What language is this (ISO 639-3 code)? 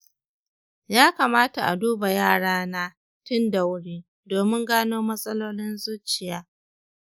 hau